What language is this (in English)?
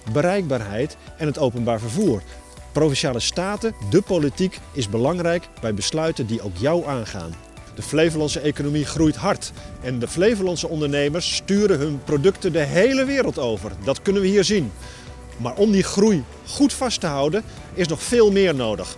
Dutch